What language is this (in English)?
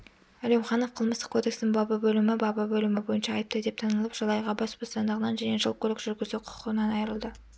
Kazakh